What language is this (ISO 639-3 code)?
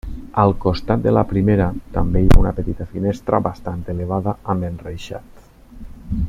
cat